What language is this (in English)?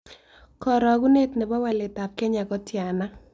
Kalenjin